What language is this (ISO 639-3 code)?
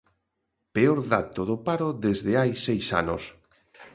glg